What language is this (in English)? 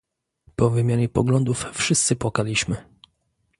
Polish